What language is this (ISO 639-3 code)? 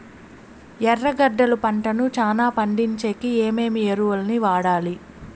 tel